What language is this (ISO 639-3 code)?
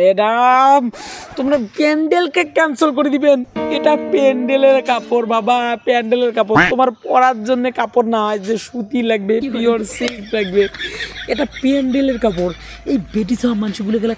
ind